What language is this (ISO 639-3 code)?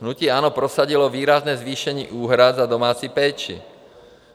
ces